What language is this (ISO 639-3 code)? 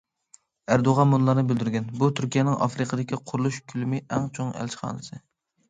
uig